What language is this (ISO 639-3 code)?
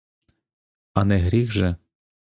ukr